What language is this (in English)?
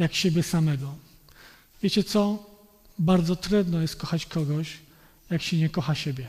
Polish